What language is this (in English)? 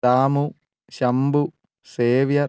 Malayalam